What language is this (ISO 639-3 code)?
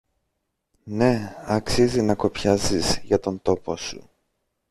ell